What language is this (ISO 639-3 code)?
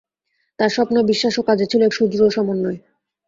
ben